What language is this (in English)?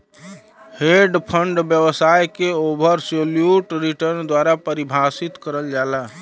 Bhojpuri